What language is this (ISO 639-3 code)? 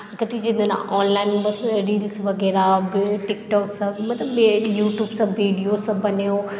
mai